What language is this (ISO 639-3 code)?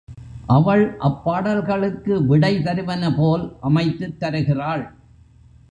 tam